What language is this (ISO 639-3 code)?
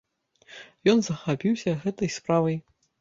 bel